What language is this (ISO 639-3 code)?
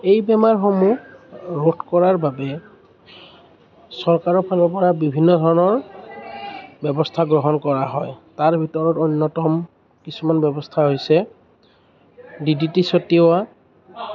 asm